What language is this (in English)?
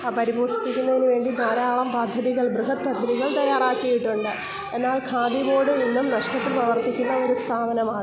Malayalam